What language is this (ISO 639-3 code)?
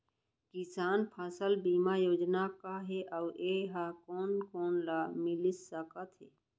hne